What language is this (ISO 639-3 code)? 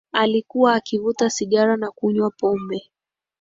swa